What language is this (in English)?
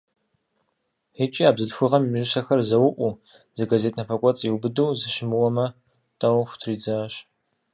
Kabardian